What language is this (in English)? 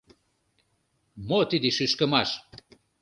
Mari